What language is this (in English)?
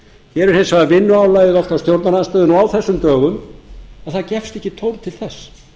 Icelandic